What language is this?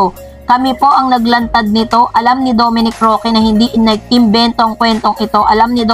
Filipino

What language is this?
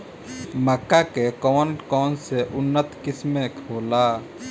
Bhojpuri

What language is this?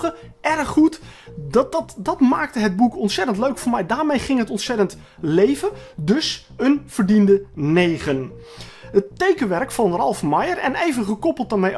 Dutch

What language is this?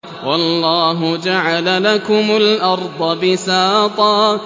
Arabic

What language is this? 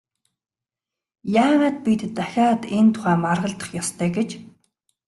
Mongolian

